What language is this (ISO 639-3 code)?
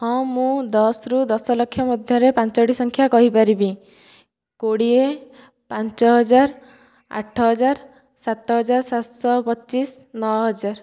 ori